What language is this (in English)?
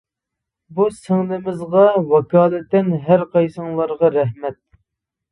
Uyghur